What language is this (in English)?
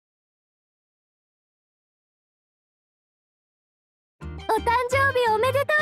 Japanese